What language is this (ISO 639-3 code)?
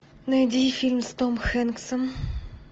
rus